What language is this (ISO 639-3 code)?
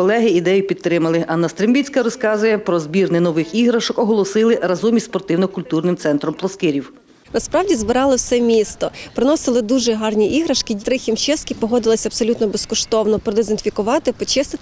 ukr